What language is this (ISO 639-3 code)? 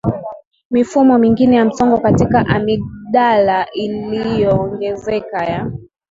swa